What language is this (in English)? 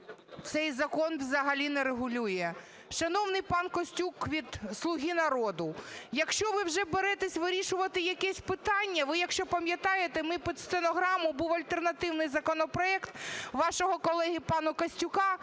Ukrainian